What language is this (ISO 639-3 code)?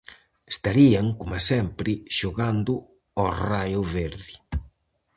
glg